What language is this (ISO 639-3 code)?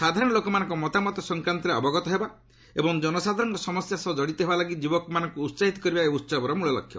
ori